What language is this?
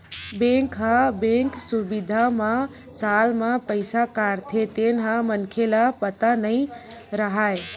Chhattisgarhi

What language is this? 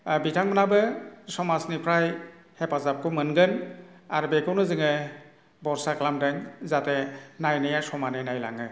Bodo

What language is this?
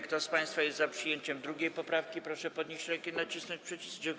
Polish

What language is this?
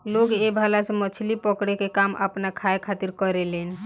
Bhojpuri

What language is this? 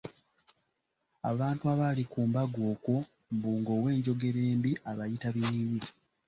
Ganda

